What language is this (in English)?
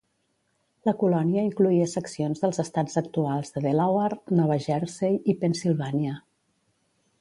Catalan